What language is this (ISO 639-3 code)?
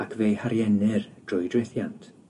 cym